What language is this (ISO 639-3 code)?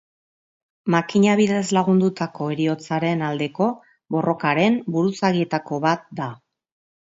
eus